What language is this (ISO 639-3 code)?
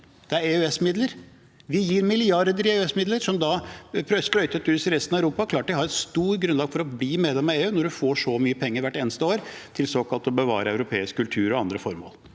nor